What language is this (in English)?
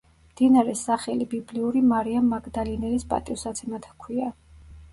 Georgian